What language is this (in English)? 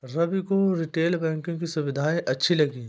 Hindi